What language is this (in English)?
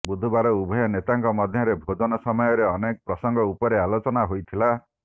Odia